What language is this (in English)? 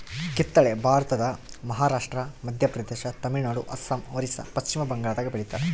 Kannada